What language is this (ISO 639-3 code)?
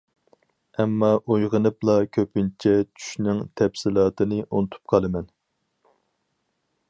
uig